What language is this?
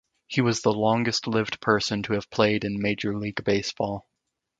English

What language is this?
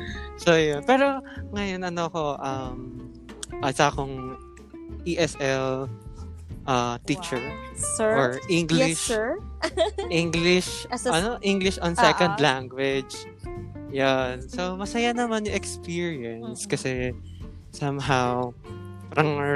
Filipino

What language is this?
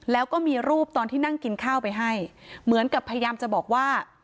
Thai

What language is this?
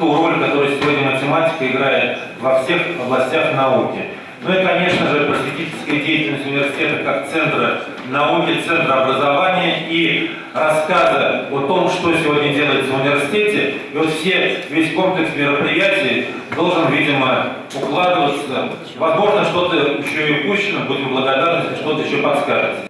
Russian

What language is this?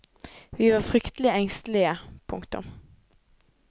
Norwegian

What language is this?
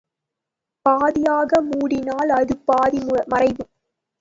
Tamil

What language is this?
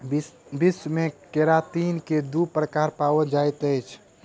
Maithili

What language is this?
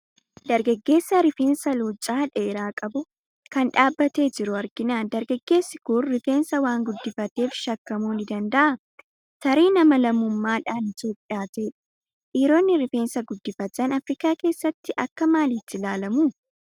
Oromo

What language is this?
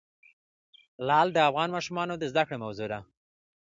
Pashto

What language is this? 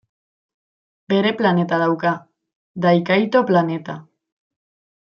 Basque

